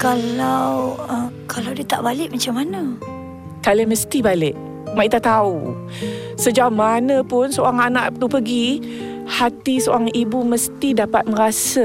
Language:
Malay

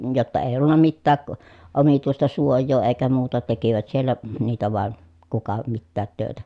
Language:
Finnish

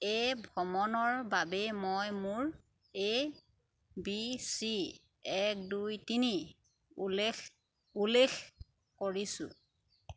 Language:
Assamese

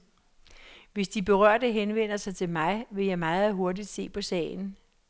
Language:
Danish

